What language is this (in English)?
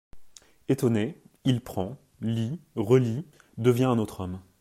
French